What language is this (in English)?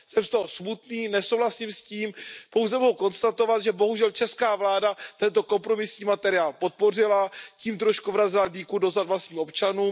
Czech